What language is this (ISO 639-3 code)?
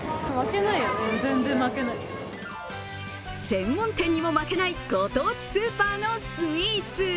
jpn